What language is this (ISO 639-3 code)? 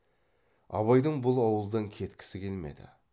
kaz